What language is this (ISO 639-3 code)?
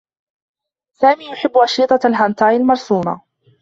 ara